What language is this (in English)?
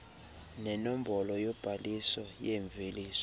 Xhosa